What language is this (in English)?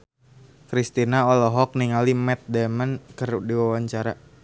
Sundanese